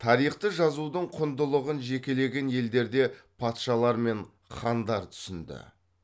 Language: Kazakh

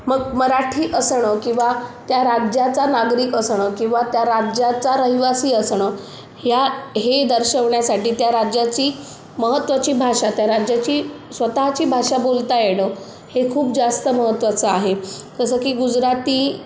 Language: Marathi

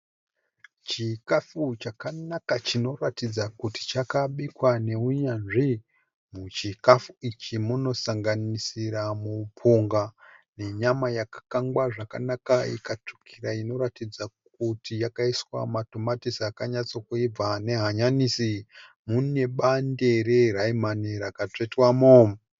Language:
Shona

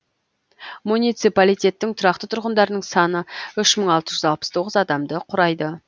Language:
Kazakh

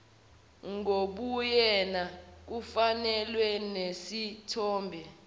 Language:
Zulu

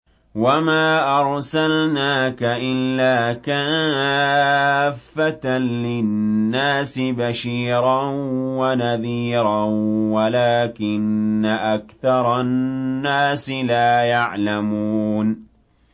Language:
Arabic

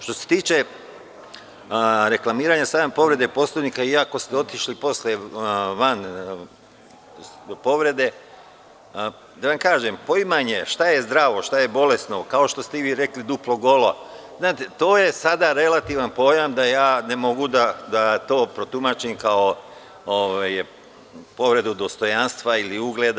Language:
Serbian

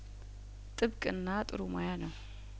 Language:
Amharic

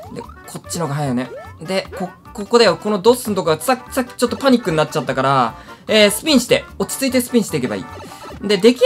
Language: Japanese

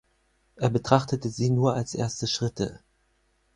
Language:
German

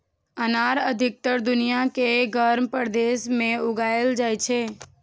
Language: Maithili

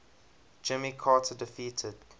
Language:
English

